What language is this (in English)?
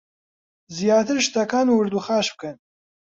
Central Kurdish